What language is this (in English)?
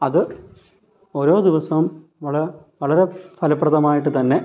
Malayalam